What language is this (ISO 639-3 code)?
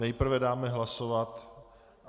ces